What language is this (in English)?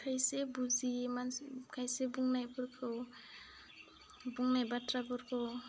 Bodo